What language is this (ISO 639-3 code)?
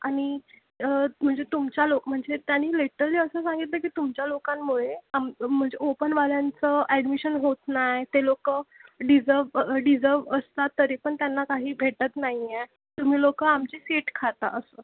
mar